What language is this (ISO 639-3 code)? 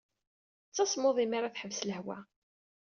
kab